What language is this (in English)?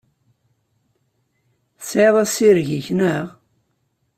Kabyle